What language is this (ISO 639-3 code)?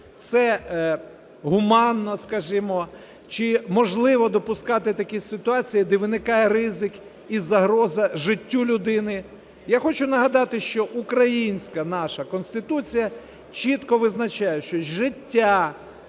ukr